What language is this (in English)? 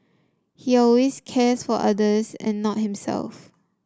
English